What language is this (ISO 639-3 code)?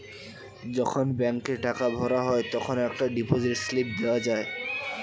ben